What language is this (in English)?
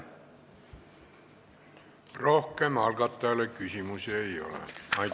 Estonian